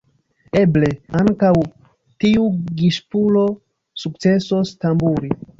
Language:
Esperanto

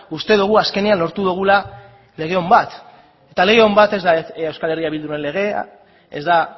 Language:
Basque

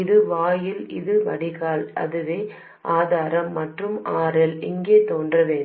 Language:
Tamil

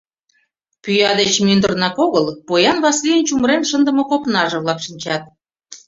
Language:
Mari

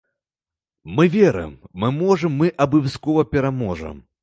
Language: Belarusian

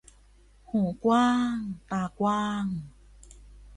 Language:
Thai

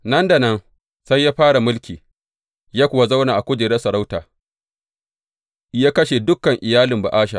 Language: Hausa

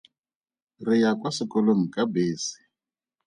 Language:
Tswana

